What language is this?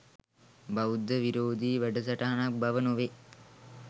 Sinhala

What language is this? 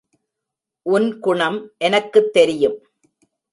Tamil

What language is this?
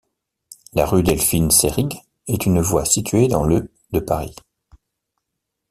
French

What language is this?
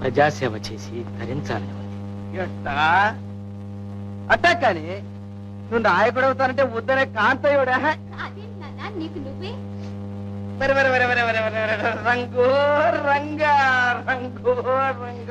Telugu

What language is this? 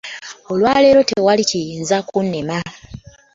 Ganda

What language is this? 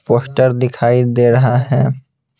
Hindi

